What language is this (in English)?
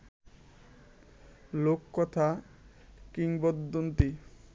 Bangla